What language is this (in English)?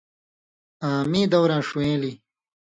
Indus Kohistani